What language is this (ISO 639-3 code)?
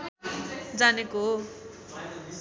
nep